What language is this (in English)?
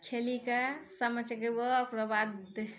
Maithili